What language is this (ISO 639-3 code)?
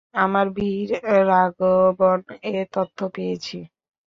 ben